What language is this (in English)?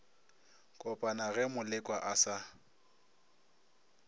Northern Sotho